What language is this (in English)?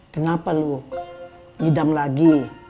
Indonesian